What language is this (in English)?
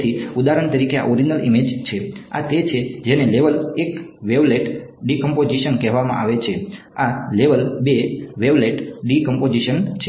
Gujarati